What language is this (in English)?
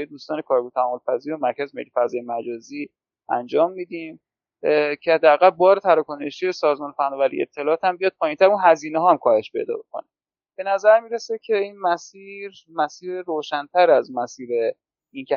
Persian